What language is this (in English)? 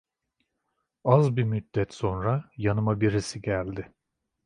Turkish